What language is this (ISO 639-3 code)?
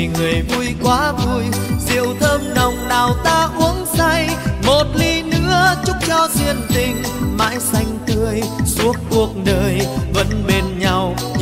vie